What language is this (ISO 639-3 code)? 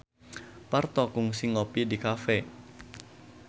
sun